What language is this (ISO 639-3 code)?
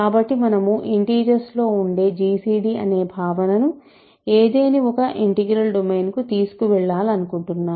tel